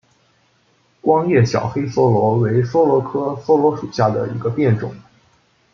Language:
Chinese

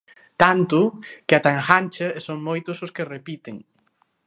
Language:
Galician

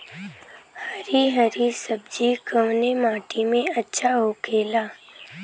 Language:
Bhojpuri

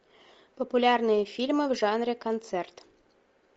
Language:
Russian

